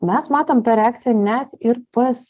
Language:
Lithuanian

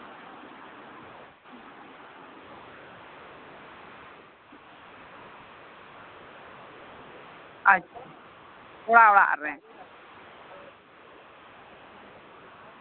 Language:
Santali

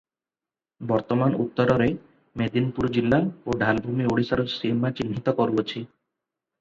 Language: Odia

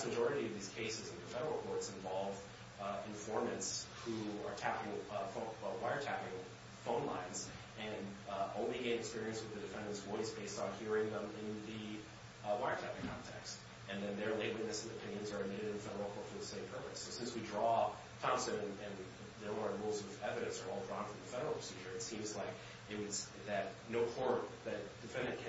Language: English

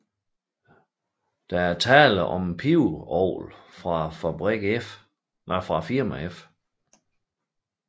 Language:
Danish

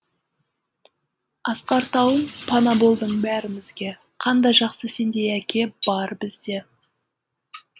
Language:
Kazakh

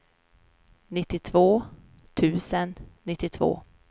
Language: Swedish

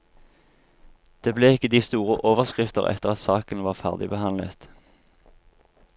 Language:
Norwegian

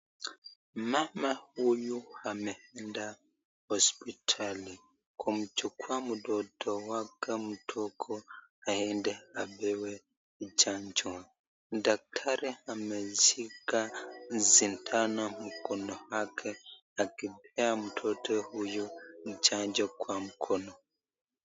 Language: Swahili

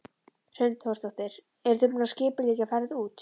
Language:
Icelandic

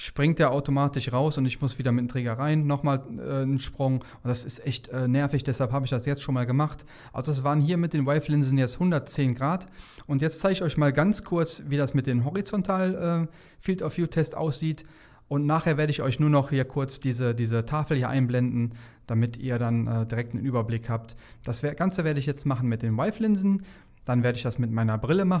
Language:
German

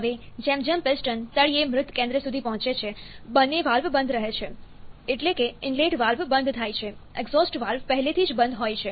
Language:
Gujarati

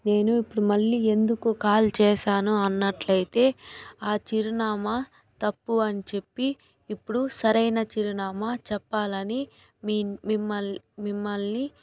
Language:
Telugu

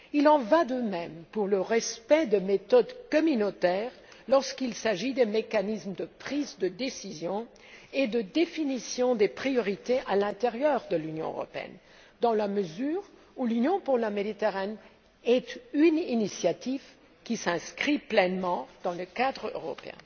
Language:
French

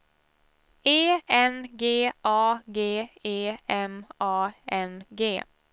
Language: Swedish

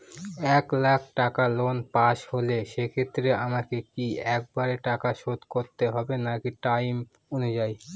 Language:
Bangla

